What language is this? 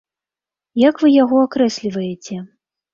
Belarusian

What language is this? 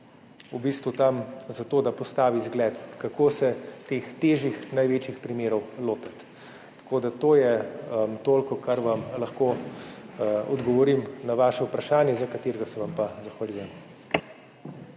Slovenian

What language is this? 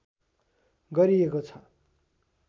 Nepali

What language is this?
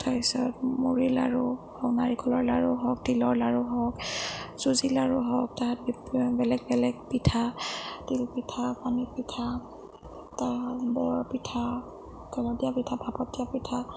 Assamese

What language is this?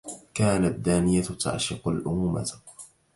Arabic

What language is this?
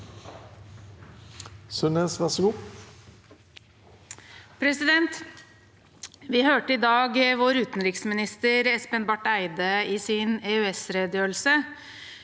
Norwegian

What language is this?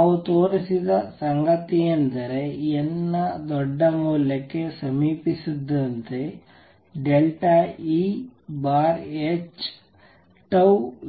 Kannada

